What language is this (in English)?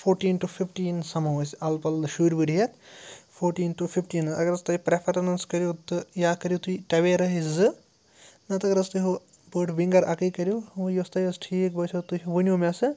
Kashmiri